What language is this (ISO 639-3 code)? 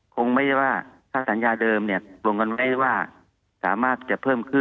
tha